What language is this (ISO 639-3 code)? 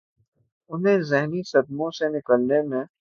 urd